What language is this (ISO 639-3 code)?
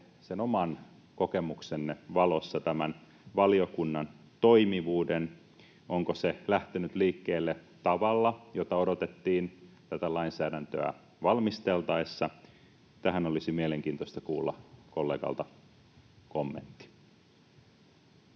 fin